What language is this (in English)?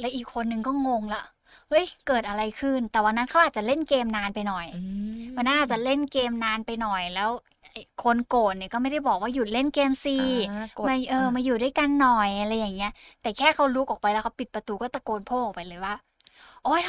Thai